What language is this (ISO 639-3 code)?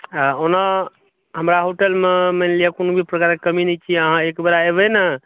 mai